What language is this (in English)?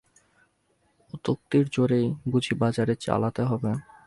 Bangla